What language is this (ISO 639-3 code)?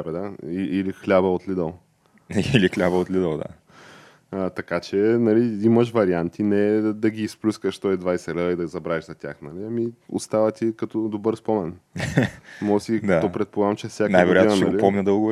bul